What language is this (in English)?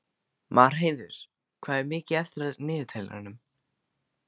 Icelandic